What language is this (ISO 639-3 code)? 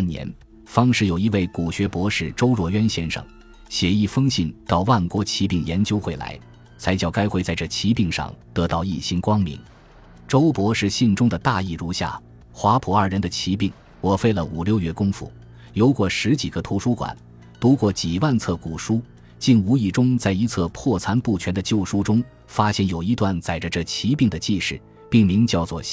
zho